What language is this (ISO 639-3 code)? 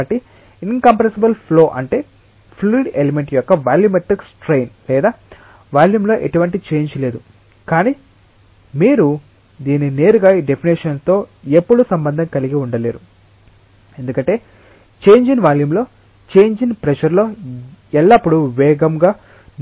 tel